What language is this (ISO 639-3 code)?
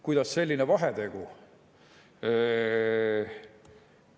est